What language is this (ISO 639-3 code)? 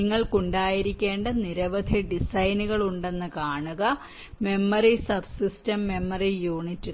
mal